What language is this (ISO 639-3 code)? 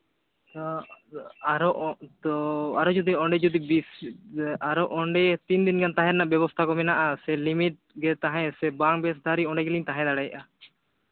sat